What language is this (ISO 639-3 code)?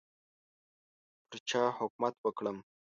pus